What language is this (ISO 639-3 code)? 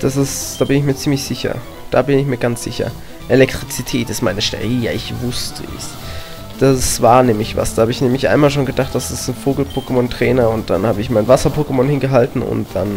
deu